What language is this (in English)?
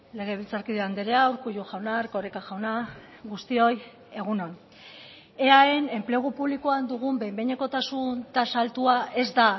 Basque